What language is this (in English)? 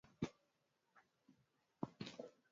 Swahili